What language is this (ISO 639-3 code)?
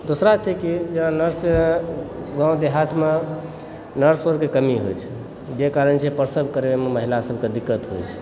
mai